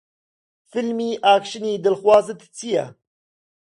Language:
Central Kurdish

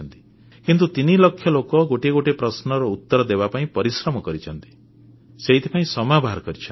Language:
Odia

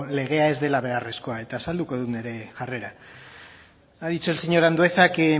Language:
Basque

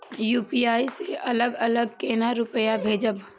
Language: Maithili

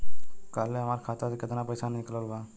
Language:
Bhojpuri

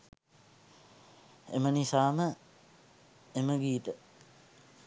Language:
Sinhala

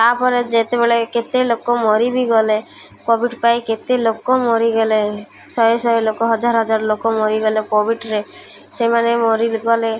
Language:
Odia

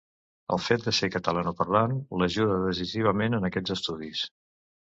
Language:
Catalan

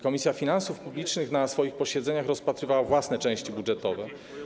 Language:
Polish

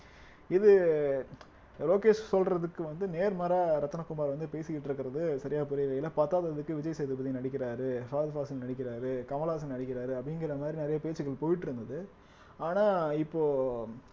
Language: Tamil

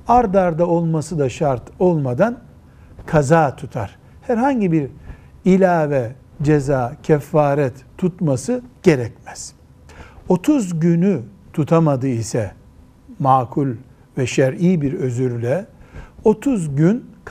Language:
Turkish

